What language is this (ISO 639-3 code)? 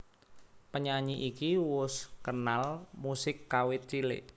jav